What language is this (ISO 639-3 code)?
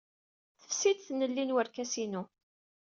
kab